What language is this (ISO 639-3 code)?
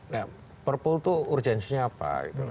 ind